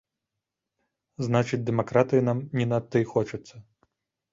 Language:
Belarusian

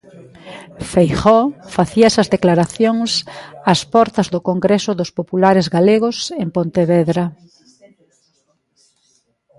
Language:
Galician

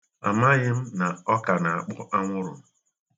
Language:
Igbo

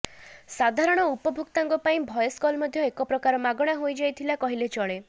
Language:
Odia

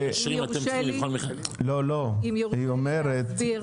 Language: Hebrew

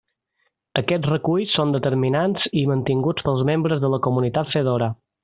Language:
Catalan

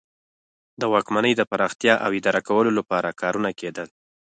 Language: Pashto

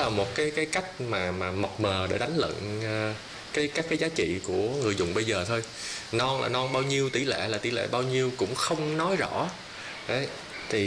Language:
Vietnamese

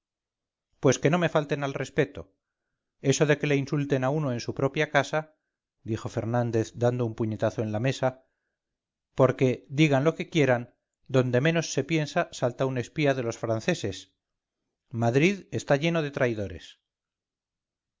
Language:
Spanish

